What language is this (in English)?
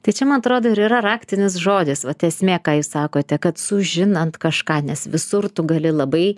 Lithuanian